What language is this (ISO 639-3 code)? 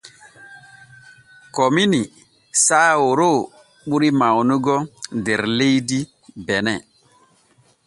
fue